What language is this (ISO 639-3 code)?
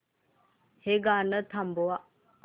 mar